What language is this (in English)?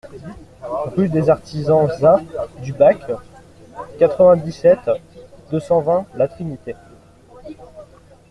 French